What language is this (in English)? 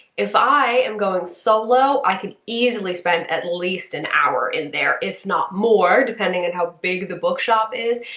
English